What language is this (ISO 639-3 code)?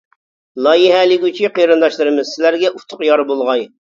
uig